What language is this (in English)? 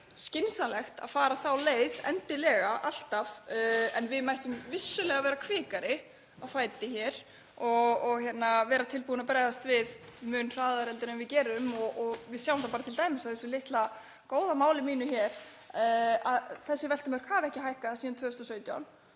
Icelandic